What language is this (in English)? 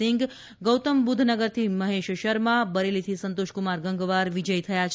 Gujarati